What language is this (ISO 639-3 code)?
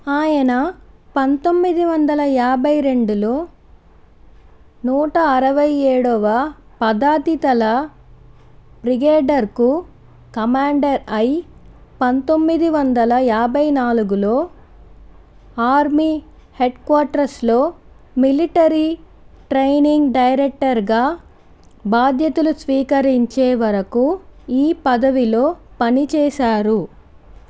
tel